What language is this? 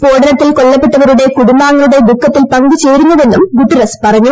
Malayalam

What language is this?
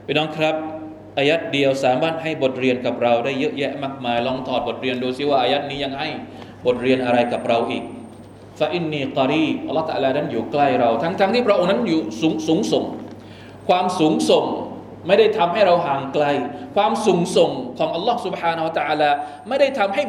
Thai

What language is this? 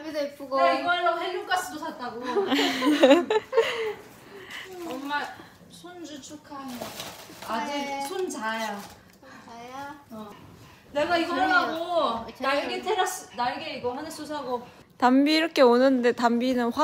Korean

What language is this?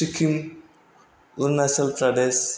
Bodo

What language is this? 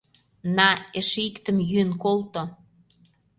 Mari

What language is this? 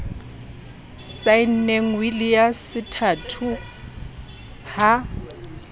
Southern Sotho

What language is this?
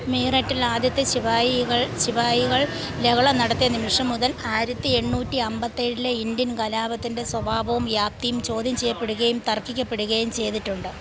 Malayalam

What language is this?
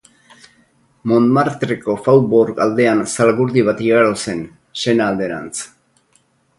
Basque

